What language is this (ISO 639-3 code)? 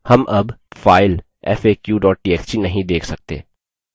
hin